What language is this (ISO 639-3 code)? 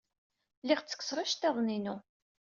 kab